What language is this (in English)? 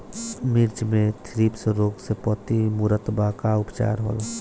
Bhojpuri